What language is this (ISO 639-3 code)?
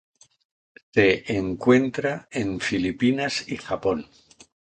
spa